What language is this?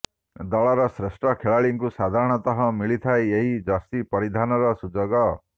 Odia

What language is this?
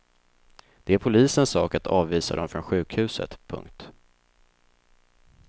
Swedish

